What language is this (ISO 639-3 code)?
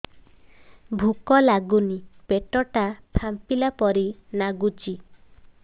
ori